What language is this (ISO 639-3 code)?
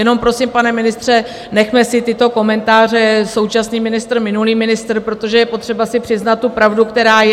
ces